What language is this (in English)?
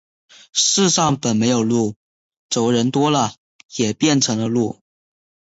Chinese